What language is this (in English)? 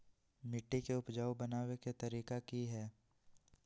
Magahi